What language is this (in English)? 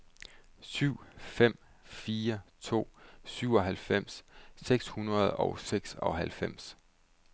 Danish